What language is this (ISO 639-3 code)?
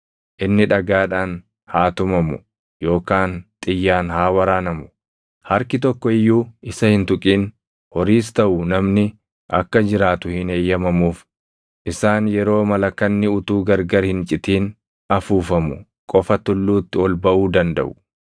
orm